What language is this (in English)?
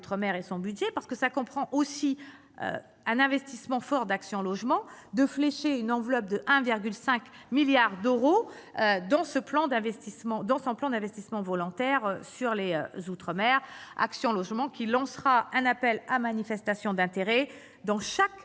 French